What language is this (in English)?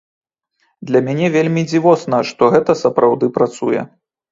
Belarusian